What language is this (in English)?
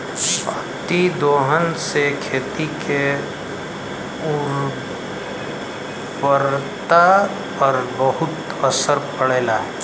Bhojpuri